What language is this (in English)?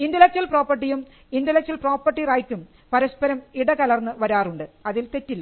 Malayalam